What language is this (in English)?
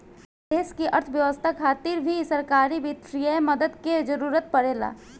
Bhojpuri